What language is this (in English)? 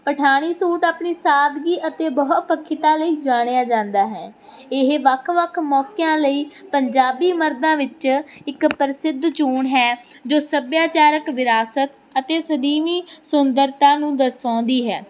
Punjabi